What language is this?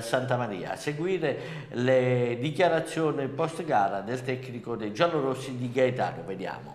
Italian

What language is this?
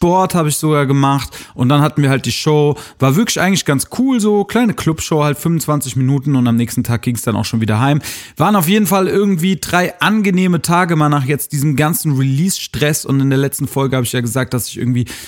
German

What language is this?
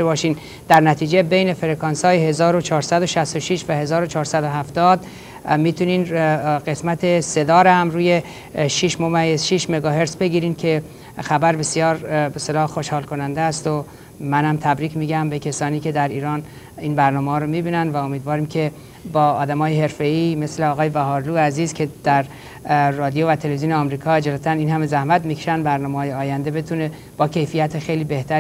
Persian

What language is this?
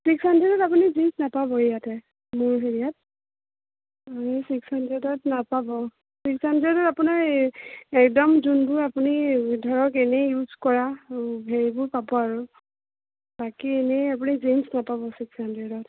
Assamese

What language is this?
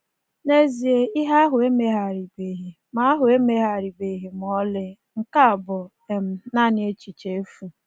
Igbo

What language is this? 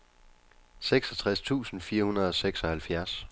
Danish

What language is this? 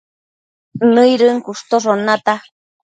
Matsés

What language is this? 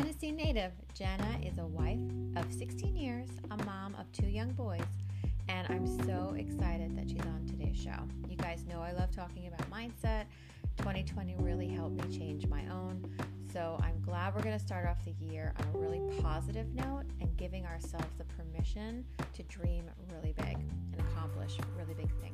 English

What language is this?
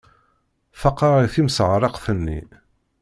Kabyle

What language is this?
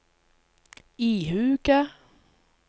Norwegian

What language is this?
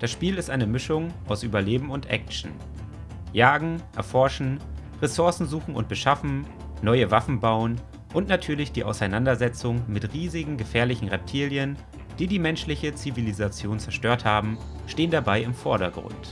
German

